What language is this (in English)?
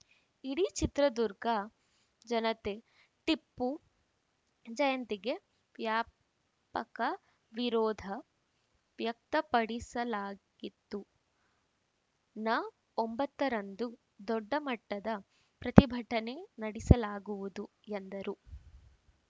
Kannada